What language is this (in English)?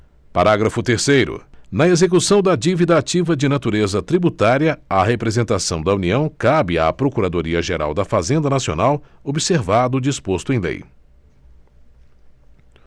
Portuguese